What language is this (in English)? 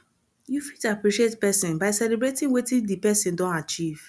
Nigerian Pidgin